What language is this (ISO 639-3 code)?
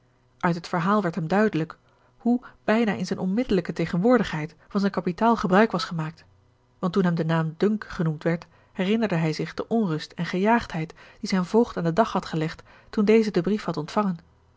nld